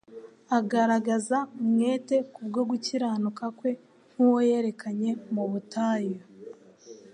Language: Kinyarwanda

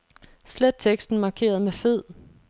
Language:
Danish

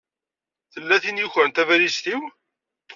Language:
Kabyle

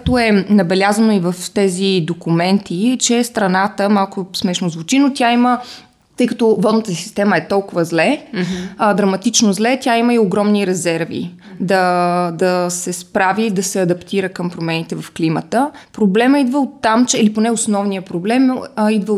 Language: Bulgarian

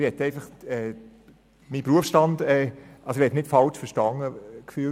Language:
Swiss German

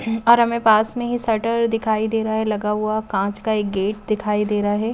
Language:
Hindi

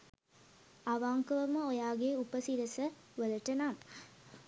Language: Sinhala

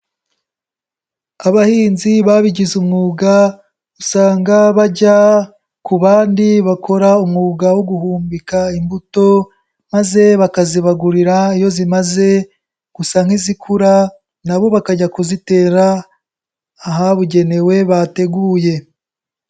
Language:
Kinyarwanda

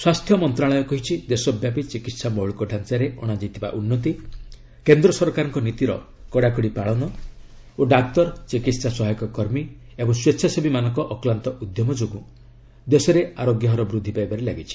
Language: Odia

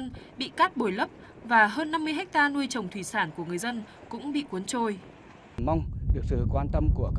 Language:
Vietnamese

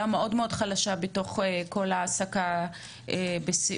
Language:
Hebrew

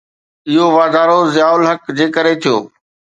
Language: Sindhi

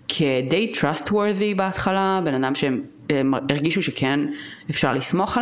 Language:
Hebrew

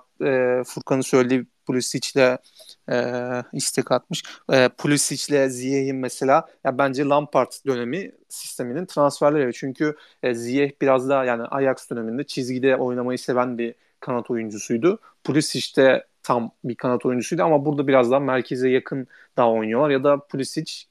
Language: Turkish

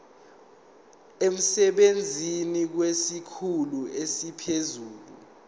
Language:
Zulu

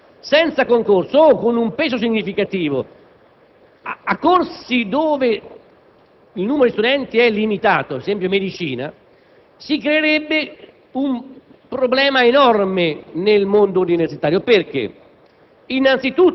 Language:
Italian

